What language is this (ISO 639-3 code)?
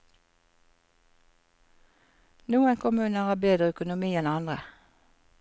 nor